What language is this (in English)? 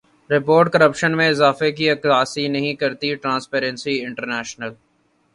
Urdu